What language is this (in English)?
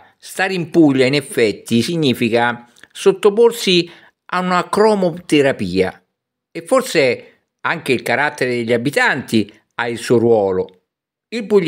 Italian